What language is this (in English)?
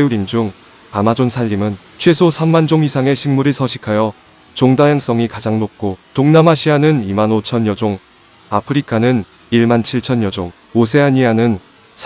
Korean